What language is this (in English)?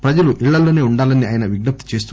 Telugu